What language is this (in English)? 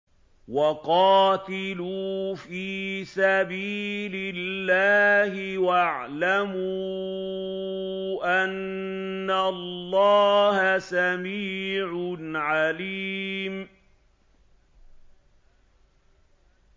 Arabic